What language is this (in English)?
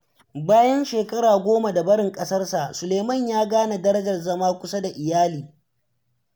Hausa